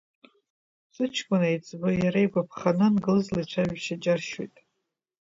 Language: Abkhazian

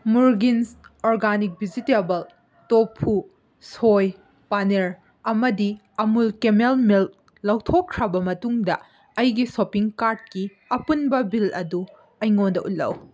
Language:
Manipuri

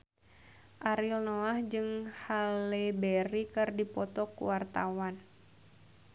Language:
Sundanese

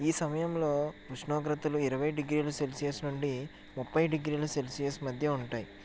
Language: Telugu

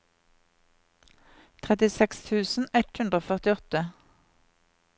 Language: Norwegian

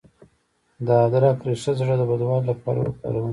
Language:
Pashto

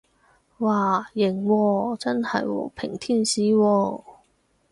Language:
Cantonese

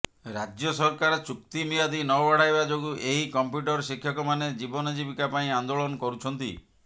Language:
Odia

